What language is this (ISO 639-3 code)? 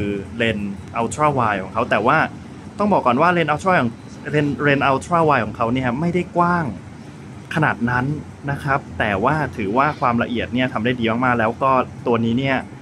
tha